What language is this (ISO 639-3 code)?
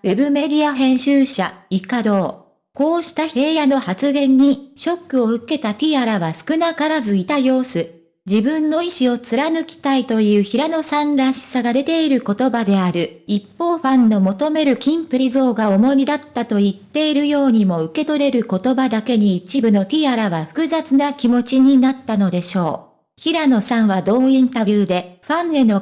jpn